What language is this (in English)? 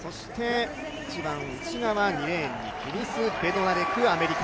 Japanese